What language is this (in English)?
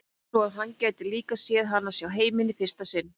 Icelandic